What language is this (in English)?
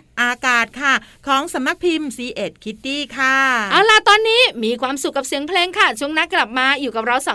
Thai